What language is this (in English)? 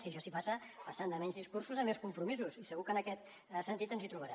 Catalan